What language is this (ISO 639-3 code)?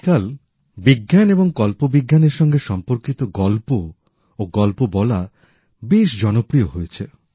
ben